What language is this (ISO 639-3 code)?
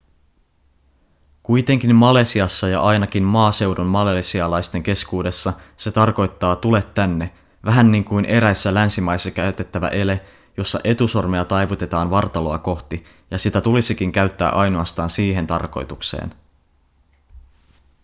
fin